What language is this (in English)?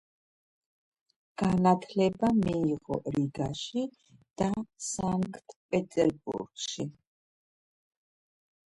Georgian